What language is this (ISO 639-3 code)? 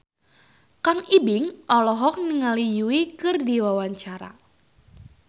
sun